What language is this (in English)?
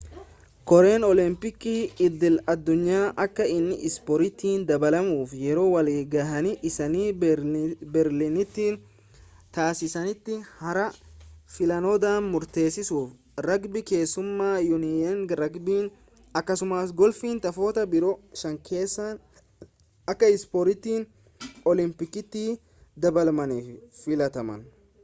Oromo